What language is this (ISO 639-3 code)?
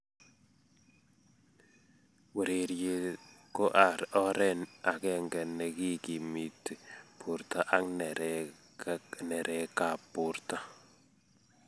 kln